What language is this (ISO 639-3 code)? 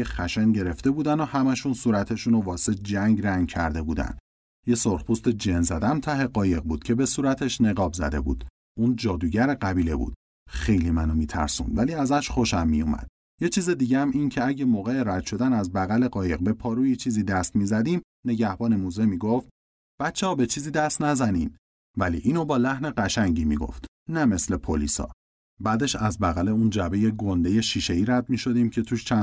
fas